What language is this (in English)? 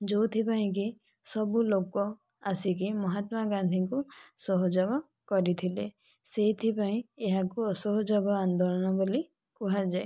Odia